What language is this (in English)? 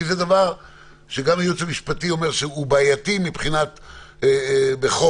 Hebrew